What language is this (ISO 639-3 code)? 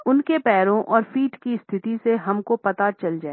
hin